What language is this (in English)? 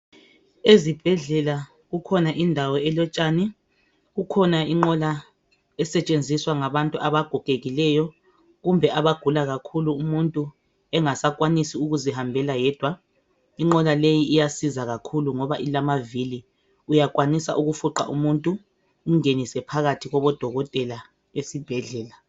North Ndebele